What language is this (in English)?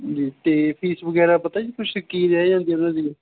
Punjabi